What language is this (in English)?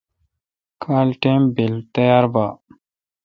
Kalkoti